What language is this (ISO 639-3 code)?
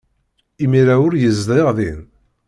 kab